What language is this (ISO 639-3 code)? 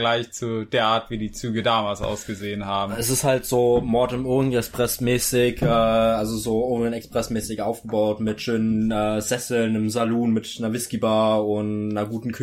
deu